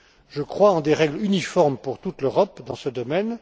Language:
French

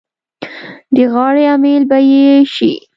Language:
Pashto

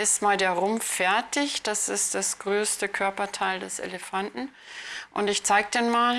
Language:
German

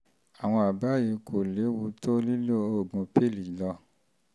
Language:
Yoruba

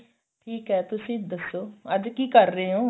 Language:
Punjabi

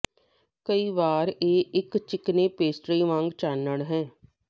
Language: Punjabi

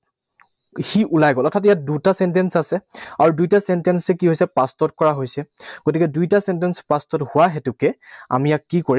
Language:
Assamese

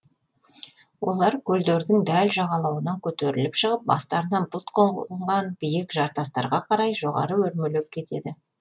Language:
Kazakh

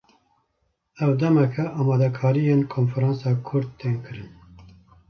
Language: Kurdish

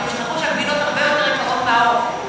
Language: Hebrew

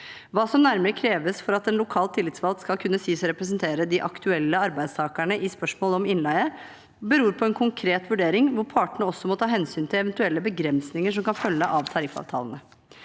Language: Norwegian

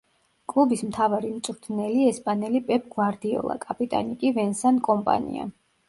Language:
Georgian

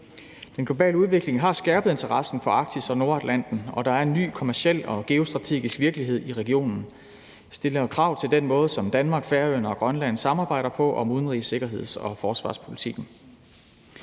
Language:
Danish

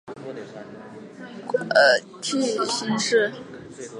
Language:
Chinese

